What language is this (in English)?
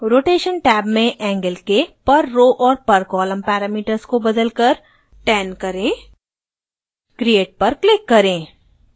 Hindi